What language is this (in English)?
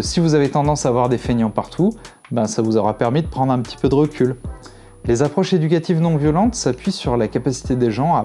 French